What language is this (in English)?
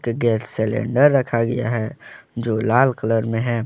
Hindi